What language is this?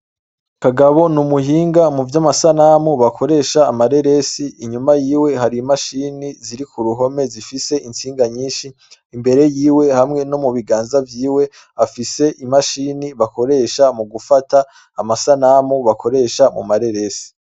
Rundi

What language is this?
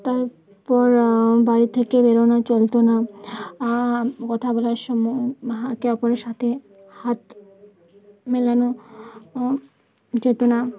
Bangla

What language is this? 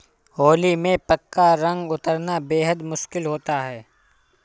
Hindi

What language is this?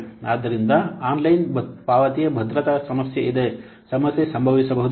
Kannada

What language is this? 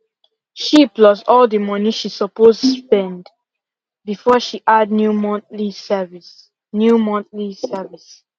Nigerian Pidgin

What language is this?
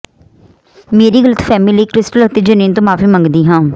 Punjabi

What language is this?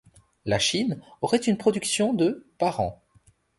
French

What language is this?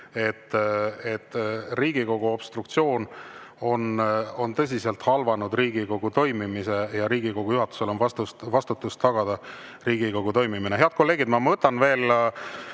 Estonian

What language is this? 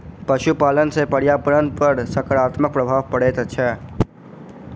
Maithili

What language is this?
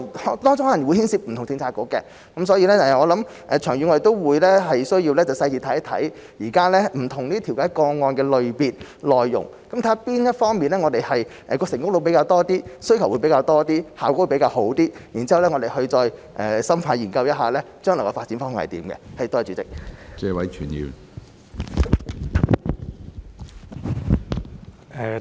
Cantonese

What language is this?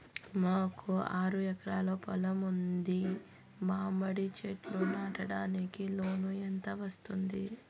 Telugu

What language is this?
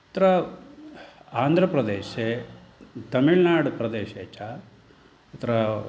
Sanskrit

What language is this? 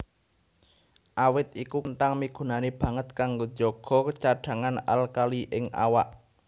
Javanese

